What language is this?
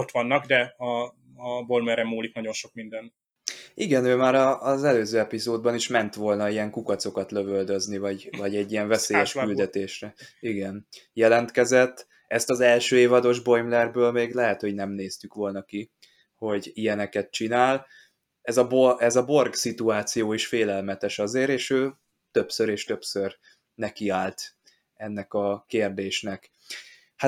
Hungarian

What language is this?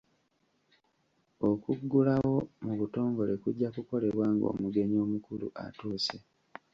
Ganda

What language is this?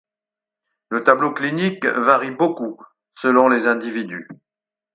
French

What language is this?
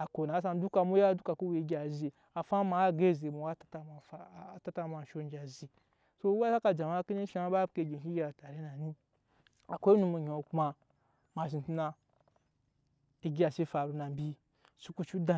Nyankpa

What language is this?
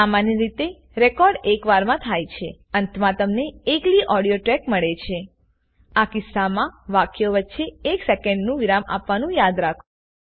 Gujarati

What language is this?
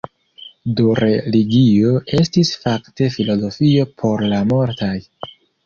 Esperanto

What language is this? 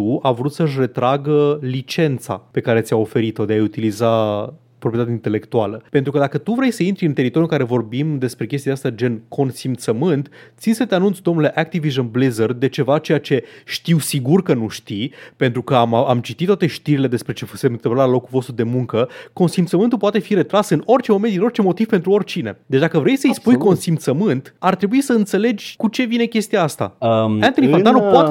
Romanian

